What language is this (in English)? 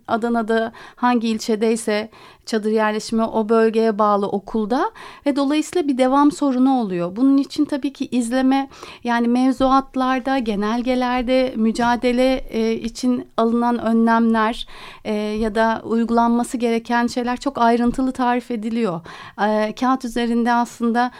Turkish